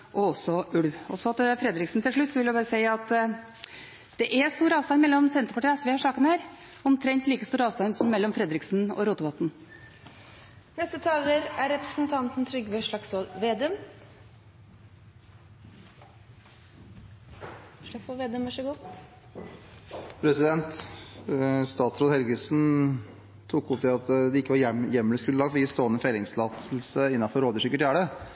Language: Norwegian Bokmål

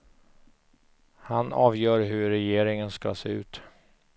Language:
Swedish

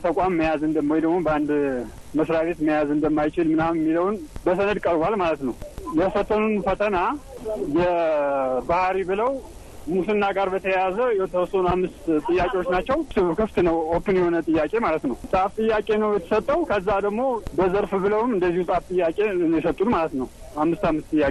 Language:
Amharic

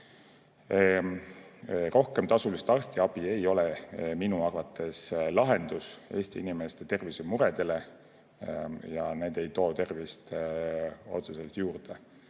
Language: Estonian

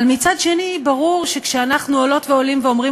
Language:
Hebrew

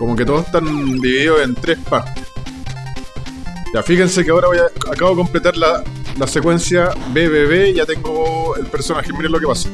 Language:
Spanish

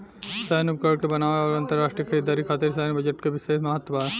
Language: Bhojpuri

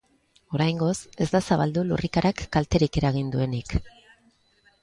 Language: Basque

